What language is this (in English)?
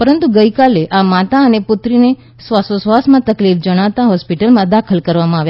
Gujarati